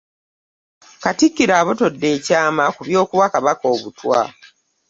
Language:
Ganda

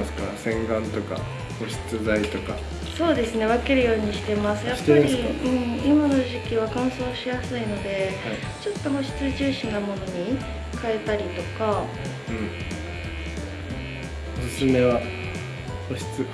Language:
Japanese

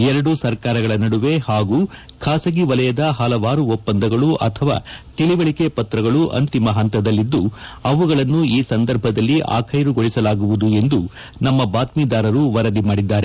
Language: Kannada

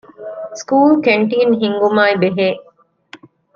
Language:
Divehi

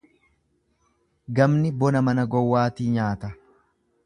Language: Oromo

